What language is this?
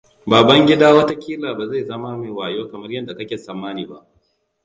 Hausa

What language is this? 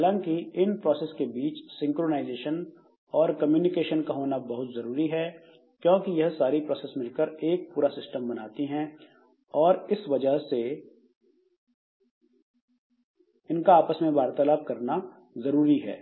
Hindi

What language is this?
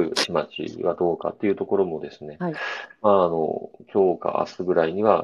Japanese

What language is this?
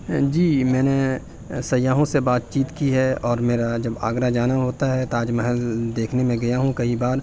Urdu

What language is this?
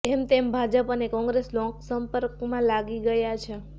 Gujarati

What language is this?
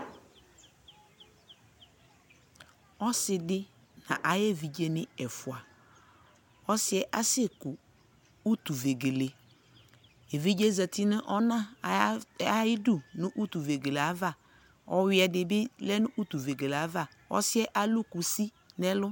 Ikposo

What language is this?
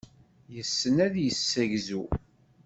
Kabyle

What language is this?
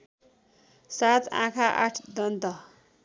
Nepali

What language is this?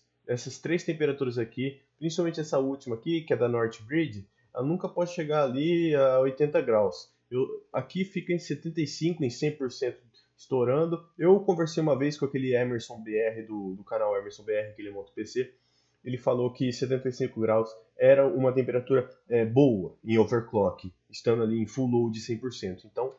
Portuguese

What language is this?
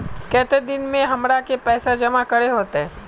Magahi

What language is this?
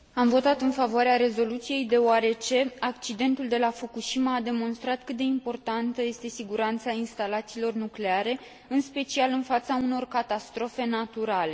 Romanian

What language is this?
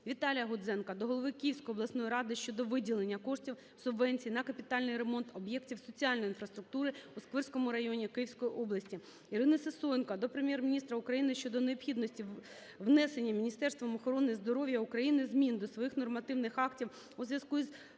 Ukrainian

